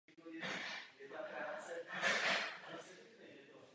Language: Czech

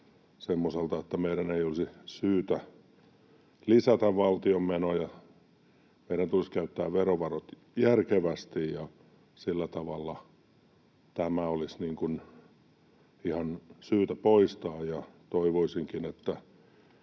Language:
Finnish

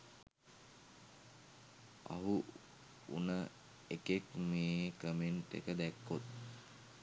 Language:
Sinhala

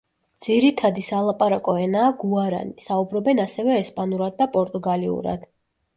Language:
Georgian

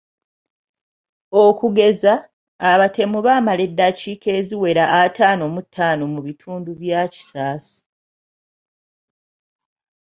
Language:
Ganda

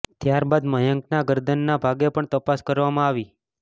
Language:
Gujarati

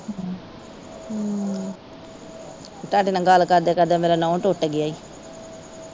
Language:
Punjabi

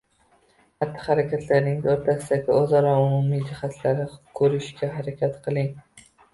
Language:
Uzbek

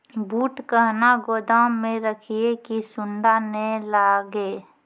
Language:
Maithili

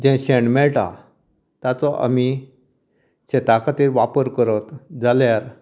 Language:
Konkani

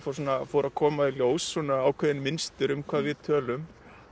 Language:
Icelandic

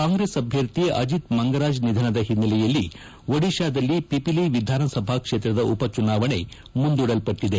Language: Kannada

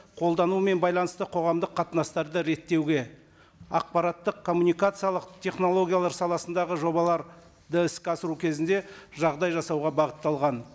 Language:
Kazakh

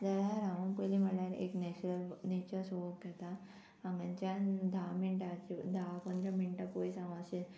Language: Konkani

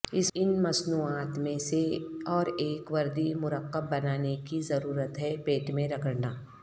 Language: Urdu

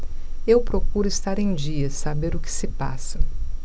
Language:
Portuguese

